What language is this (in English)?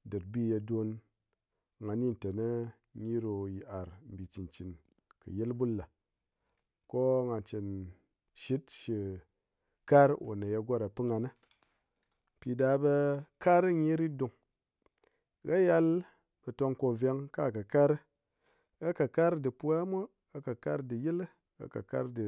Ngas